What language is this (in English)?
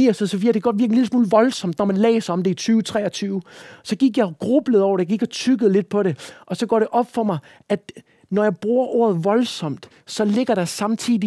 Danish